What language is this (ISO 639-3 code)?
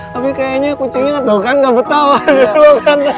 ind